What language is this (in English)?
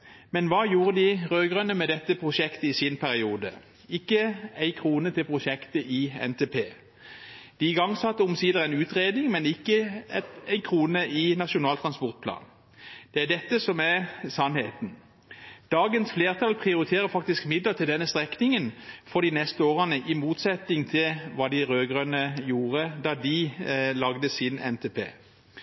Norwegian Bokmål